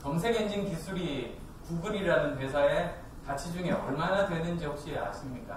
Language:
Korean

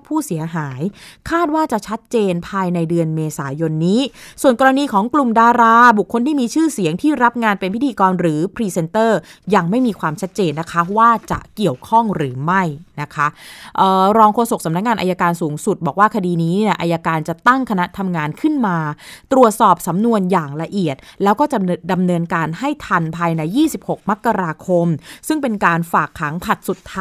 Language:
Thai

